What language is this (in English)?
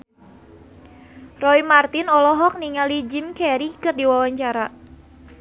Sundanese